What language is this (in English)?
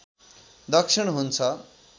Nepali